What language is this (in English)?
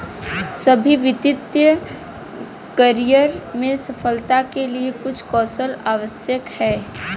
Hindi